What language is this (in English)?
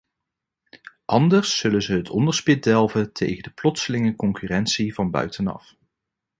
Dutch